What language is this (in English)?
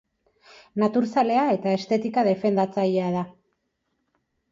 Basque